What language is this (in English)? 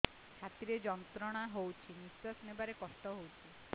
Odia